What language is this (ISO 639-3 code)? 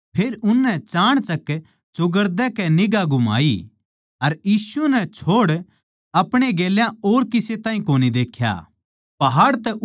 bgc